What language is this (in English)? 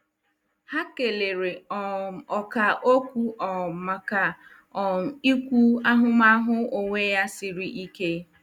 Igbo